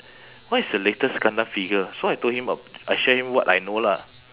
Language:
English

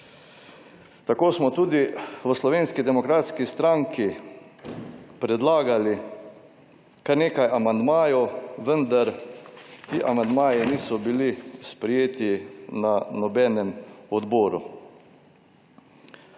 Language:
Slovenian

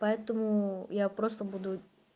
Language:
Russian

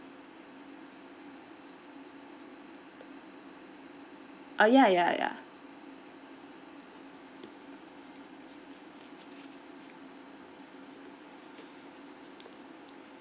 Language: English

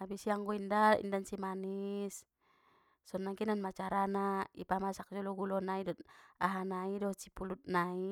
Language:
Batak Mandailing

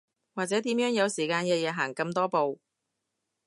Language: Cantonese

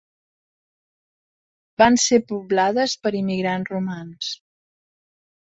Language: Catalan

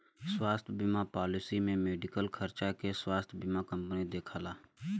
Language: Bhojpuri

